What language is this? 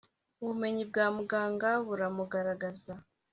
Kinyarwanda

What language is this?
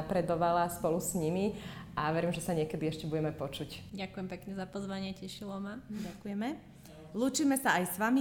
Slovak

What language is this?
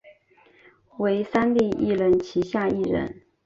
Chinese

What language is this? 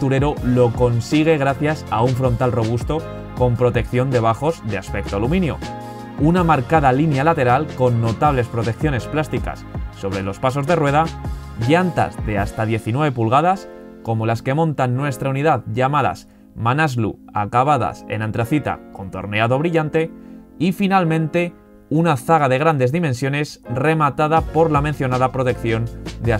Spanish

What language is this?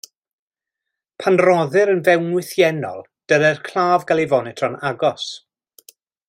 Welsh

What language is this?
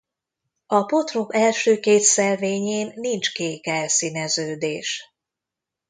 Hungarian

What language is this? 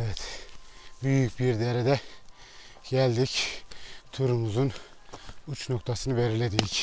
Turkish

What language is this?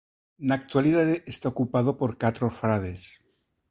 Galician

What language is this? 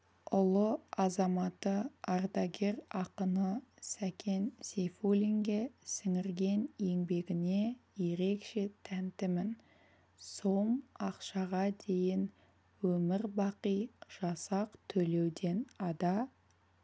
Kazakh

